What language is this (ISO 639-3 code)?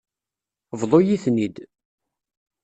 kab